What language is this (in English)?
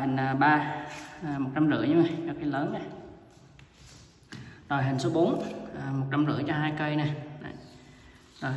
Vietnamese